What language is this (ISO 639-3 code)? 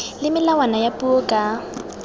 tsn